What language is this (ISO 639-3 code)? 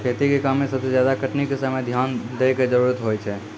mai